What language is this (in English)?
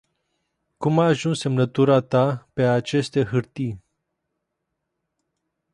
Romanian